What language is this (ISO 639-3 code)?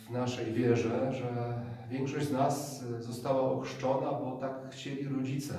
pol